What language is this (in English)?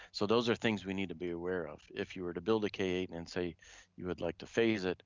English